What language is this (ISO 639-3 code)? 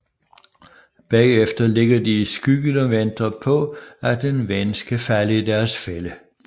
dan